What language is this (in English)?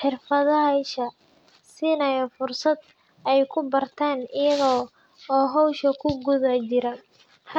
Somali